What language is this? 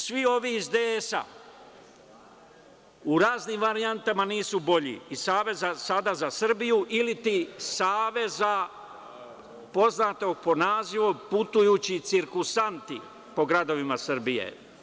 Serbian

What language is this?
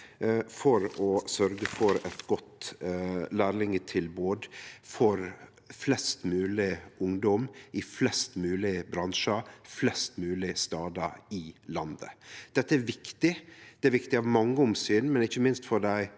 Norwegian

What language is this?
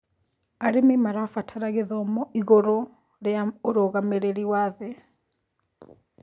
Kikuyu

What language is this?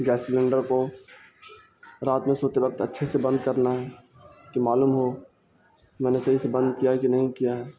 Urdu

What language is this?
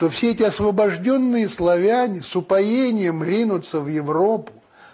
Russian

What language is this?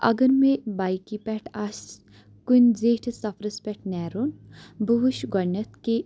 Kashmiri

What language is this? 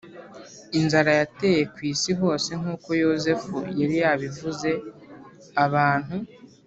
Kinyarwanda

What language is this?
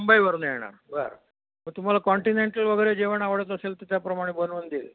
Marathi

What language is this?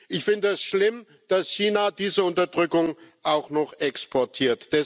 German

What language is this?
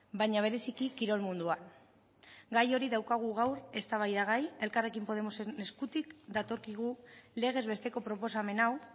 Basque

